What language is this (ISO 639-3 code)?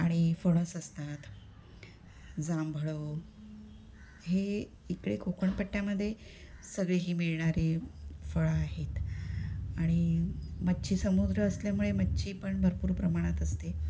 mar